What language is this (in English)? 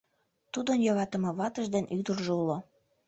Mari